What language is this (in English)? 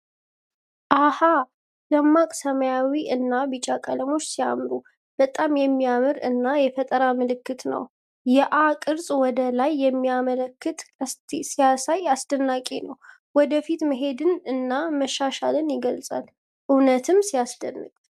Amharic